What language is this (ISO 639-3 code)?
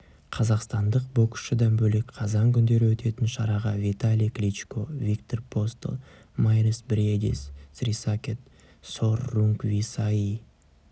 kaz